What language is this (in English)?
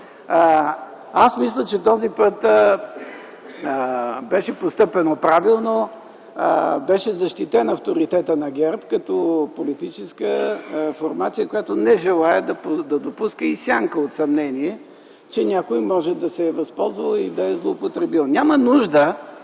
Bulgarian